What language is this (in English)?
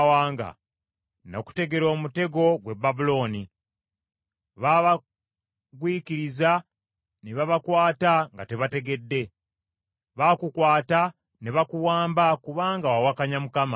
Ganda